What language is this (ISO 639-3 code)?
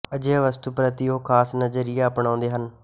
pan